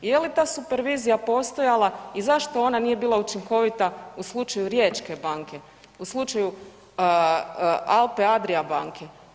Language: Croatian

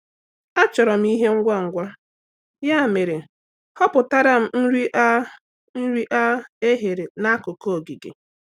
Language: Igbo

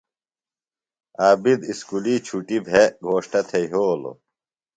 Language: Phalura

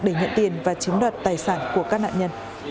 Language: Vietnamese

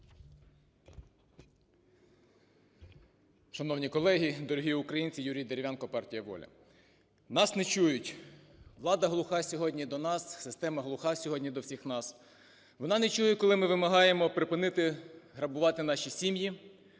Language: Ukrainian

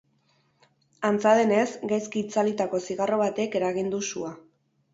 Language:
Basque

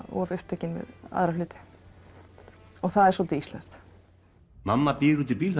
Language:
Icelandic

